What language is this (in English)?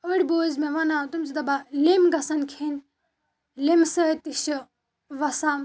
Kashmiri